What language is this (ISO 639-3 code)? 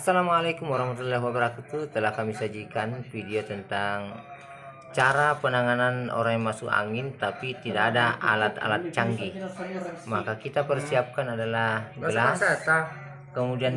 ind